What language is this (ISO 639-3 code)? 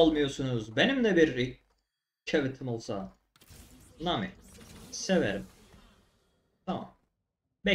tur